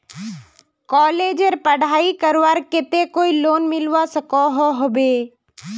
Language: Magahi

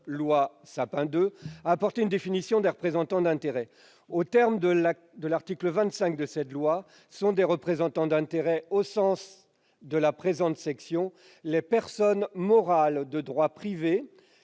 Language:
French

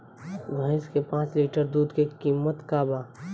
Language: Bhojpuri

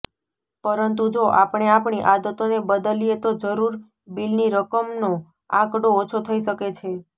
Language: Gujarati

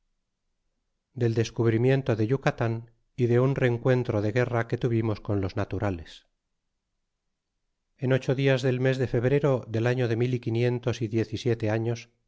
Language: Spanish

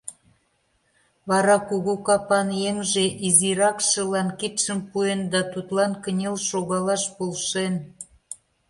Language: Mari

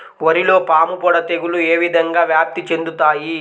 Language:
Telugu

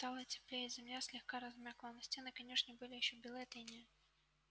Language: Russian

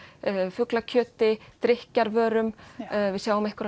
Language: Icelandic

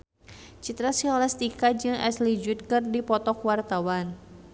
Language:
Sundanese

